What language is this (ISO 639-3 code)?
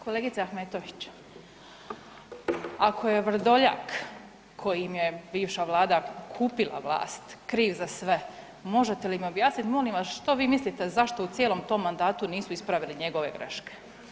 hrv